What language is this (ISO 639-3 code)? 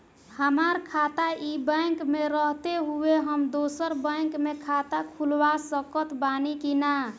bho